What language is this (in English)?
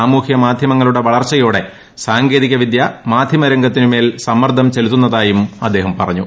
Malayalam